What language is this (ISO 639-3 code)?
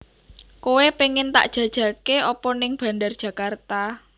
jav